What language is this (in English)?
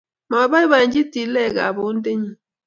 Kalenjin